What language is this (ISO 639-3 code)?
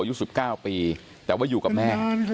tha